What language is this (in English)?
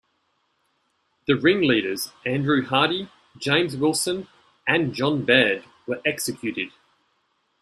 English